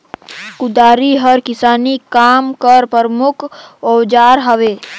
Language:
Chhattisgarhi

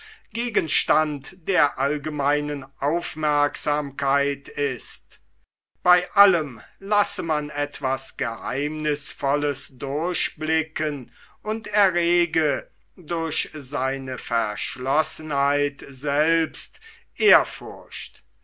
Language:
German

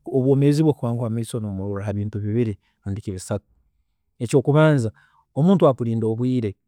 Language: Tooro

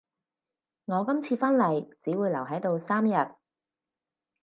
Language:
Cantonese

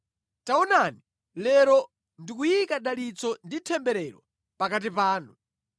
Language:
Nyanja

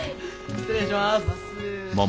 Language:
Japanese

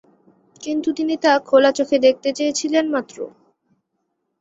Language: Bangla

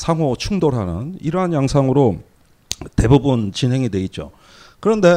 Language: Korean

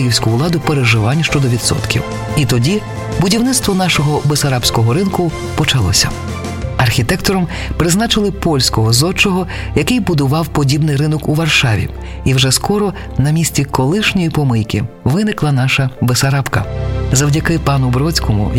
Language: Ukrainian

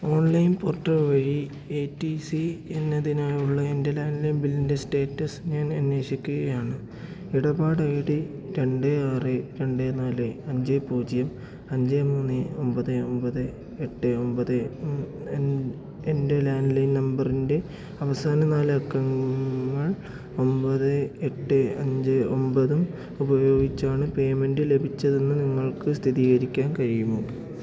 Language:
Malayalam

